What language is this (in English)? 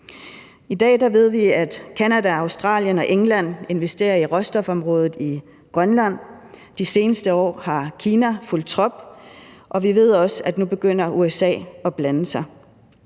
Danish